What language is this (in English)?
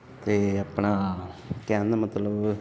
Punjabi